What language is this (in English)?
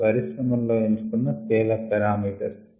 Telugu